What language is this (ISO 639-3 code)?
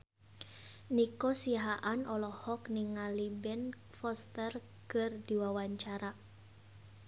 sun